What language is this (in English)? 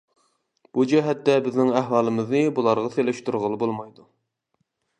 Uyghur